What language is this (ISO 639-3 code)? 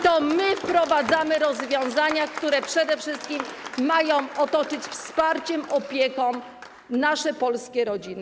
pol